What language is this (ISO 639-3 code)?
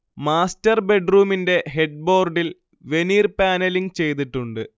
mal